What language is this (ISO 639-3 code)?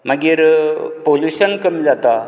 kok